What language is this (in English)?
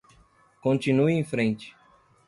Portuguese